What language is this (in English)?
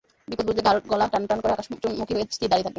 Bangla